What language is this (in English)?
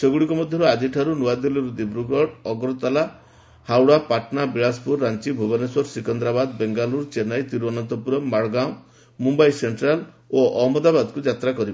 Odia